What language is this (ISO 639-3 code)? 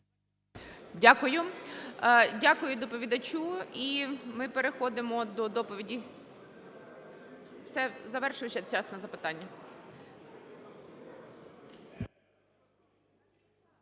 ukr